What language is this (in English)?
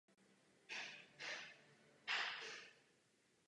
Czech